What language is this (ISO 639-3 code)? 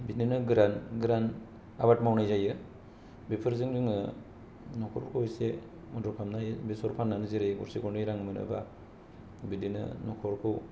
brx